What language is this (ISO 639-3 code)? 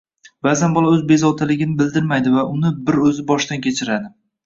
uzb